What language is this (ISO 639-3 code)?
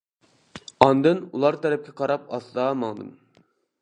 uig